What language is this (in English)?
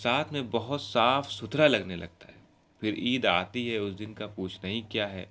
Urdu